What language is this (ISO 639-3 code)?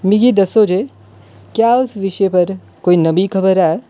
doi